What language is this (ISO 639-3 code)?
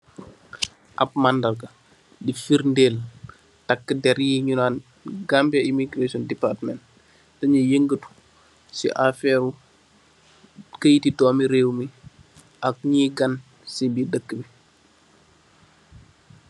wol